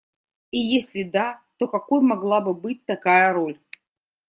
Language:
Russian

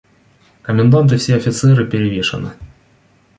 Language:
Russian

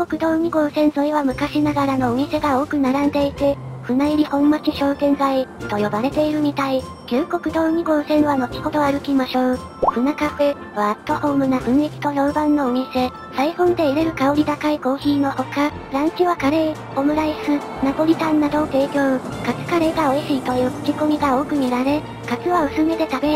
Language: Japanese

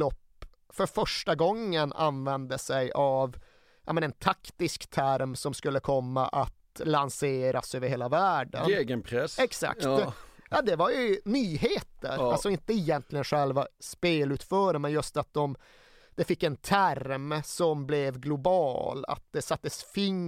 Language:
Swedish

